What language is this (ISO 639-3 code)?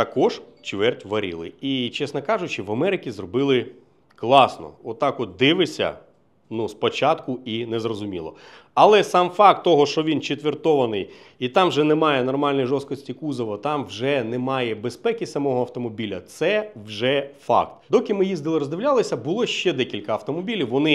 ukr